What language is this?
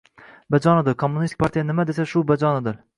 Uzbek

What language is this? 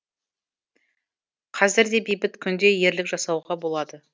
Kazakh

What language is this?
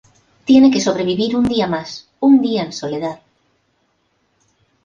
Spanish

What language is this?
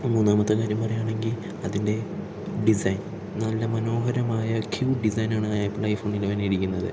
Malayalam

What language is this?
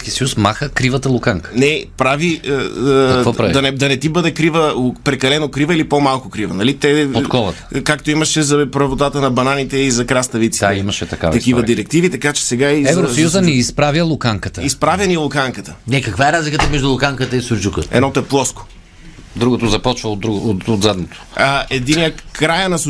Bulgarian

